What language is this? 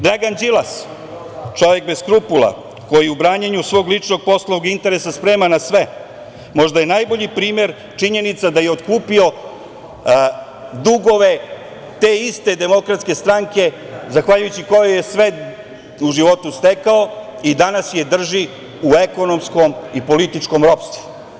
Serbian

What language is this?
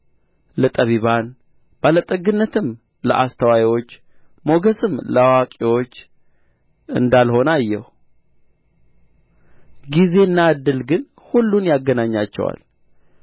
Amharic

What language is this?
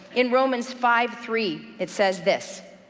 English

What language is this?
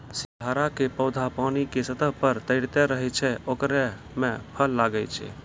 Maithili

